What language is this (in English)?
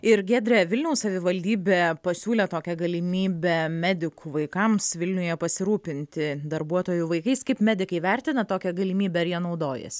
Lithuanian